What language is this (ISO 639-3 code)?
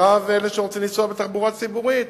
heb